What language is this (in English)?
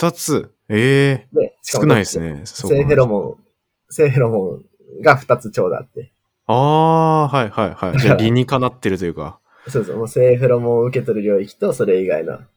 Japanese